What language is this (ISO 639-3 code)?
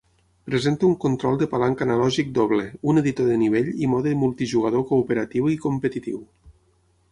cat